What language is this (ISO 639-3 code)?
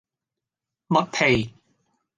yue